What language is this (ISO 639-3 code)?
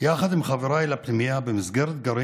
heb